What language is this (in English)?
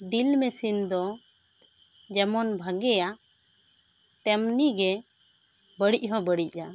Santali